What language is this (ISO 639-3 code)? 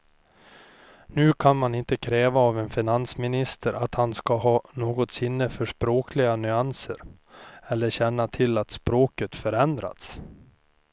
swe